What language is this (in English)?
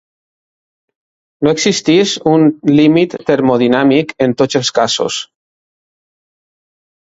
Catalan